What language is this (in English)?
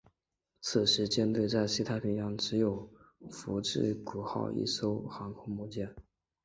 Chinese